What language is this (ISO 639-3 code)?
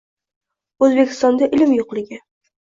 uzb